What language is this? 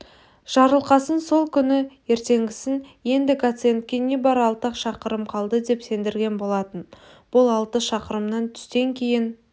Kazakh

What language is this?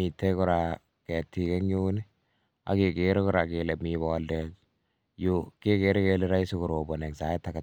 Kalenjin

